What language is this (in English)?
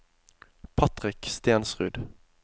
Norwegian